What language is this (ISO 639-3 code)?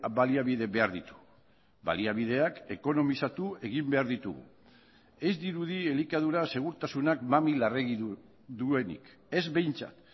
eus